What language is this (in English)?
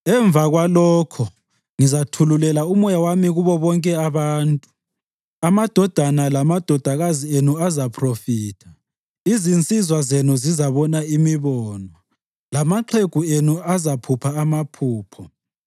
North Ndebele